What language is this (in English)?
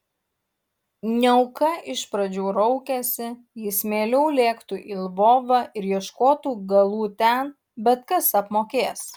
Lithuanian